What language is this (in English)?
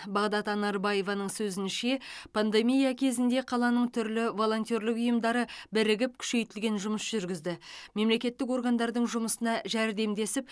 Kazakh